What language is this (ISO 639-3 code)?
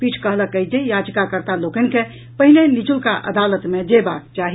mai